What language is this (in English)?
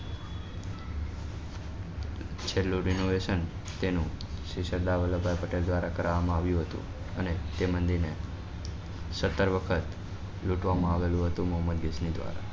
Gujarati